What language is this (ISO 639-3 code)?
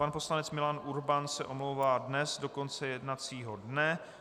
ces